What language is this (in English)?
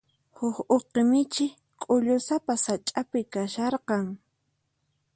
Puno Quechua